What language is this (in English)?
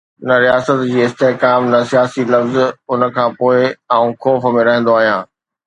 Sindhi